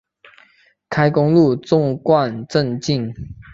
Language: Chinese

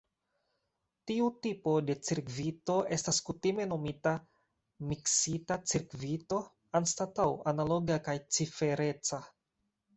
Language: Esperanto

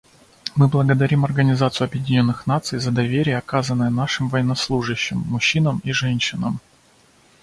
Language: Russian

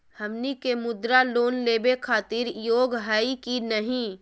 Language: Magahi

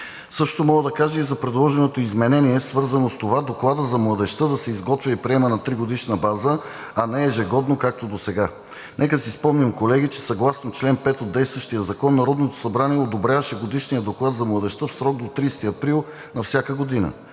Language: Bulgarian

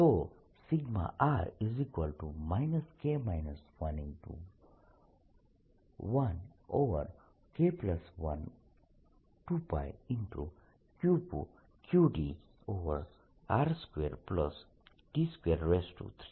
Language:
Gujarati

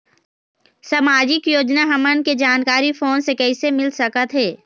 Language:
Chhattisgarhi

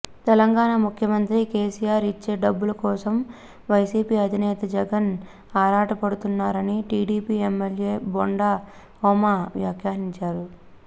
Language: Telugu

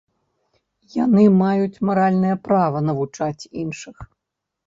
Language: Belarusian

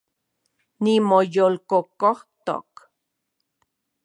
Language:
Central Puebla Nahuatl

